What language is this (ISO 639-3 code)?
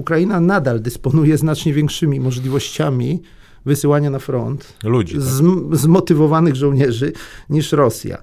pol